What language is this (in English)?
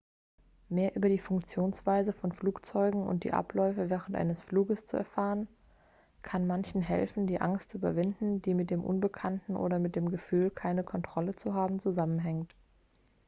German